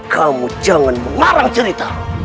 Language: Indonesian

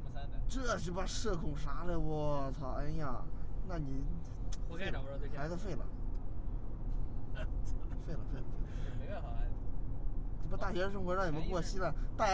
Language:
Chinese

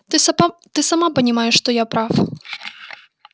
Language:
Russian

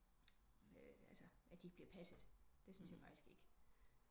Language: Danish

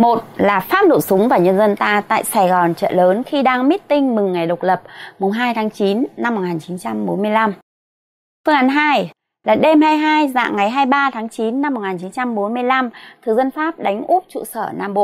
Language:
Vietnamese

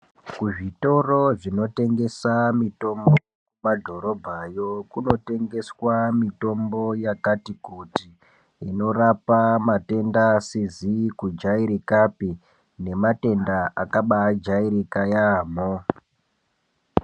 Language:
Ndau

